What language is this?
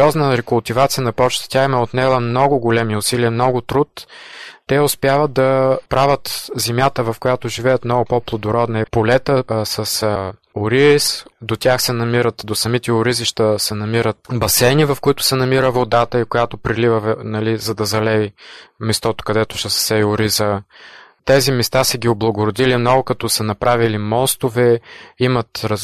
Bulgarian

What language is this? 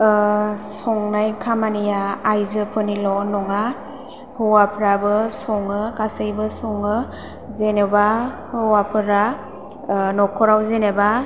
Bodo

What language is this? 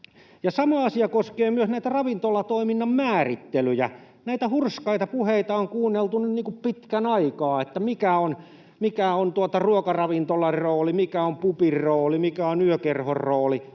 Finnish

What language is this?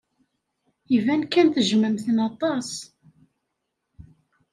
Kabyle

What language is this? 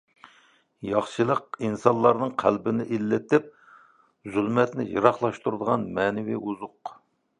Uyghur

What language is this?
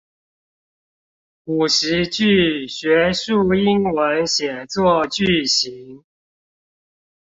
Chinese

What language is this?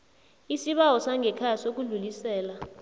South Ndebele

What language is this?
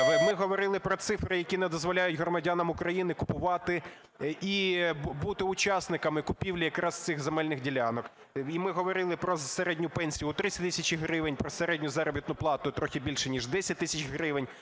Ukrainian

